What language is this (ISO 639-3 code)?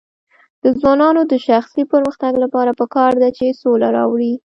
pus